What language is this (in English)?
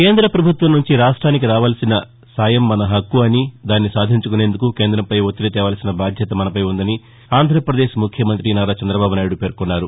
Telugu